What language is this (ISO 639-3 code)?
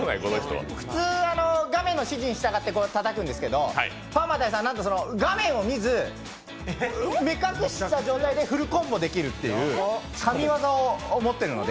jpn